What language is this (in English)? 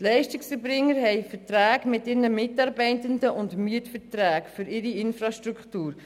Swiss German